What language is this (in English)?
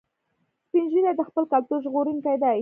Pashto